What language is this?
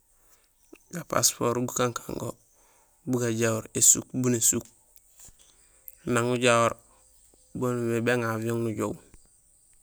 Gusilay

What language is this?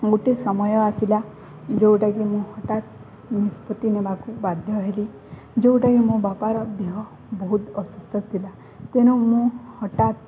Odia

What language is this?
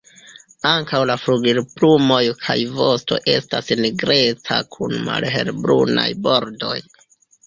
Esperanto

